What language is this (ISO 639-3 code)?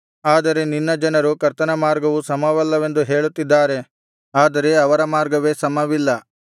kan